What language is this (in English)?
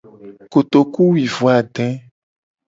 Gen